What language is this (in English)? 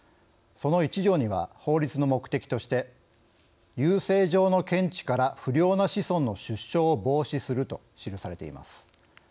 Japanese